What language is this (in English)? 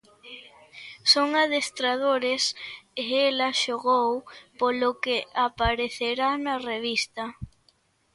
Galician